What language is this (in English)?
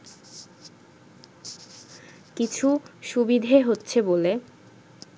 Bangla